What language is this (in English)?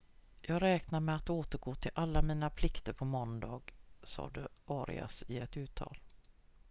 Swedish